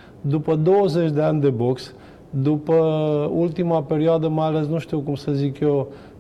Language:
Romanian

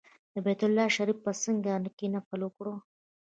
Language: Pashto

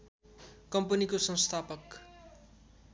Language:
Nepali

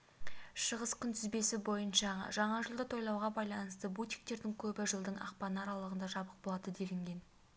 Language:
Kazakh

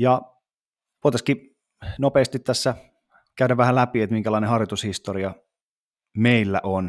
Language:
Finnish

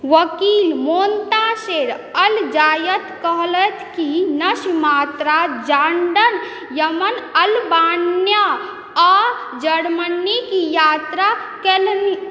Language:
Maithili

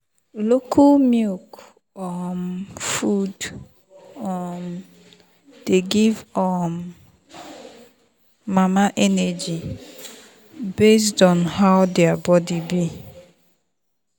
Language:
Nigerian Pidgin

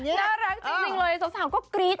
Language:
Thai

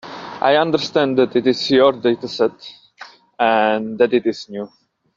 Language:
English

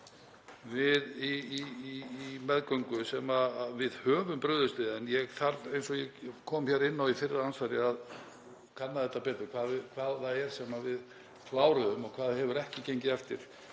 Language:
Icelandic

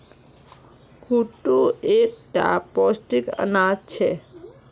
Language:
Magahi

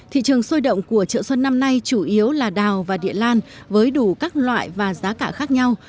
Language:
Vietnamese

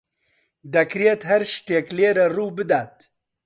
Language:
Central Kurdish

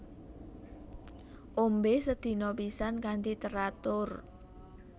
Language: Javanese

